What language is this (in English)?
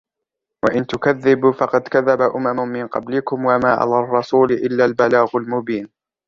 Arabic